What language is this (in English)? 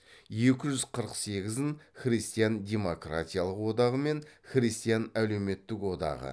Kazakh